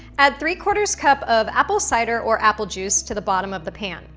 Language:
English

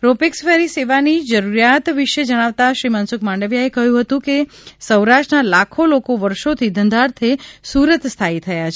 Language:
Gujarati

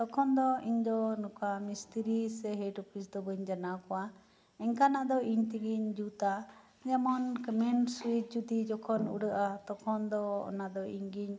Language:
Santali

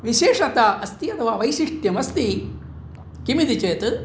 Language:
Sanskrit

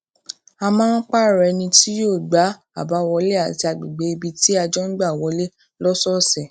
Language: Yoruba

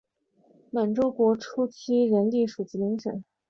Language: Chinese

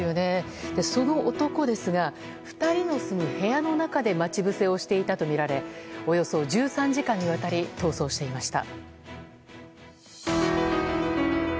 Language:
Japanese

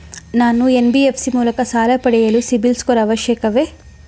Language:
Kannada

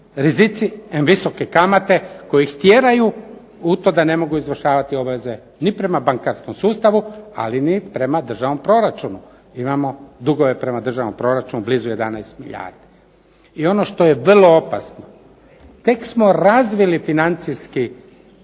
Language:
Croatian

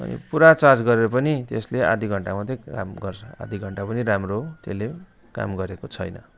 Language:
Nepali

